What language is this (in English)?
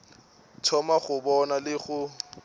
Northern Sotho